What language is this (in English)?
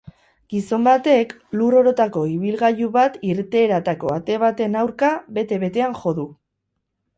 Basque